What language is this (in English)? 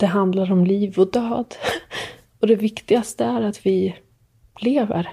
Swedish